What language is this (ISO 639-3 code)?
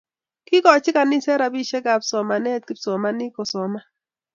kln